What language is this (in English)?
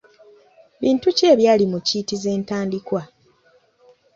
Ganda